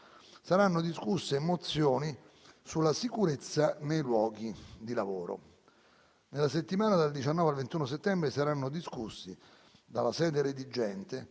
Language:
Italian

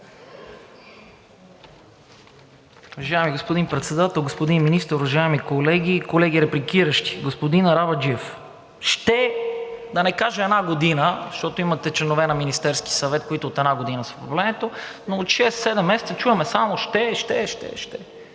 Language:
Bulgarian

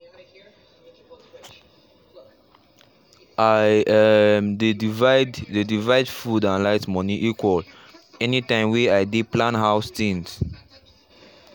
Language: Nigerian Pidgin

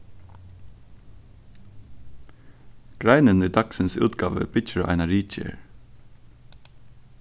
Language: Faroese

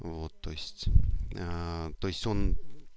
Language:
Russian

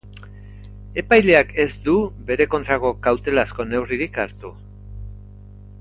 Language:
Basque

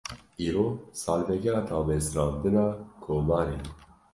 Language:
Kurdish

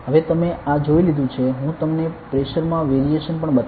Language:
Gujarati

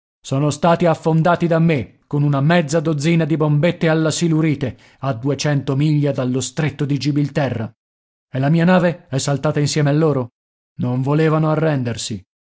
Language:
Italian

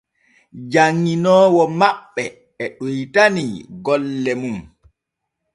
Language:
Borgu Fulfulde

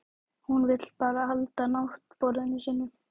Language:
Icelandic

